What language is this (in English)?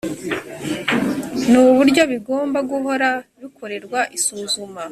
Kinyarwanda